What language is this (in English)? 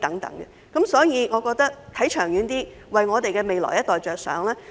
Cantonese